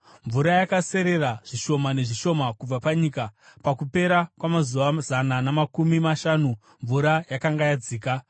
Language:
Shona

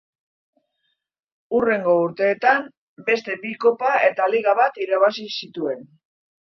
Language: Basque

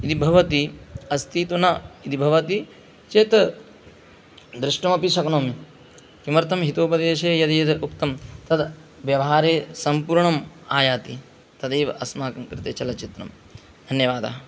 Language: Sanskrit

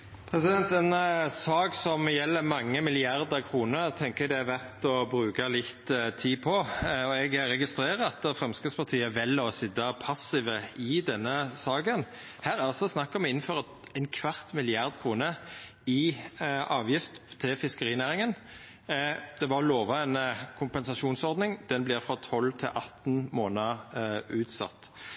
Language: Norwegian Nynorsk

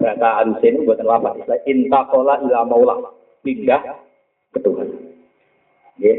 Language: Malay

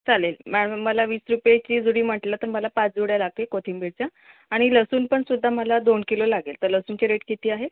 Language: Marathi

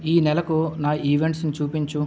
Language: Telugu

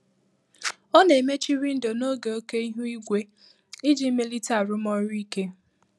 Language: Igbo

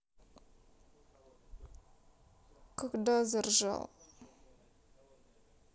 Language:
Russian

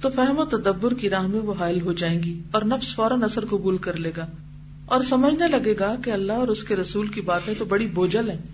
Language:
Urdu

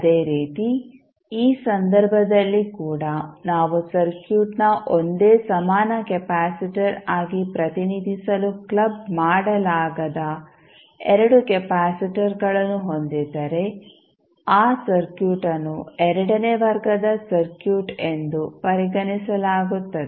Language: Kannada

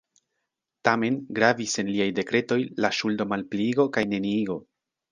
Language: Esperanto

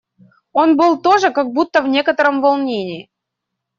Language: Russian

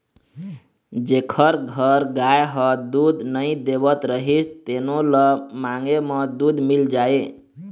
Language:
Chhattisgarhi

